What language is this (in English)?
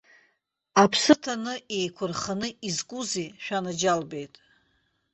Abkhazian